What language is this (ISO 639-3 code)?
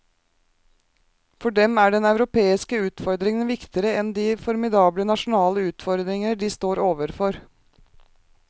nor